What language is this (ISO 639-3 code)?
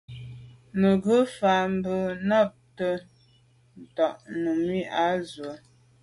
byv